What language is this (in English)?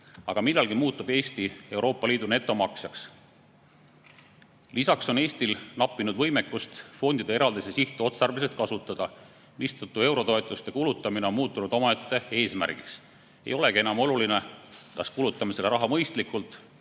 Estonian